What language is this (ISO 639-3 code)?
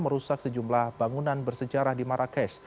ind